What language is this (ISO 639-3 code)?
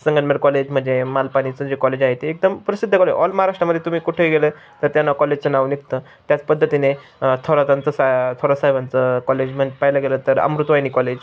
mar